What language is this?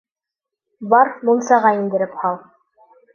Bashkir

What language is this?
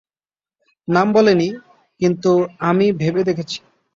Bangla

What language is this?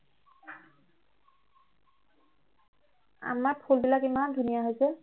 Assamese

